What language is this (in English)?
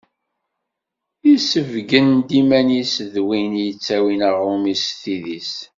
Kabyle